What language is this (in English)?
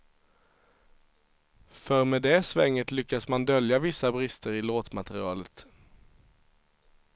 Swedish